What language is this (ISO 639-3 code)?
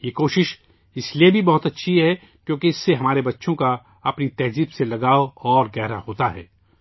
urd